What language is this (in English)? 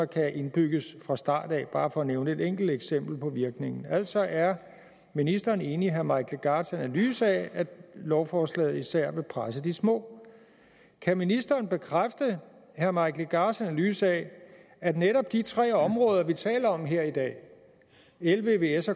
Danish